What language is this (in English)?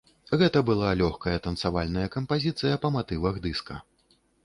Belarusian